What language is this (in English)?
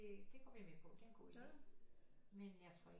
Danish